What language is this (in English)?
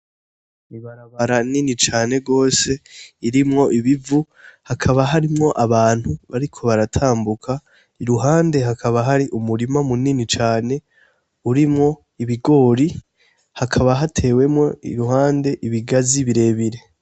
Rundi